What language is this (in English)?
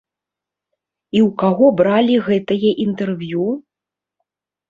Belarusian